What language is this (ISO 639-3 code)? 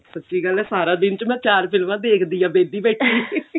pan